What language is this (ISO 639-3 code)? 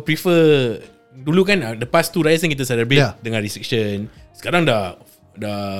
msa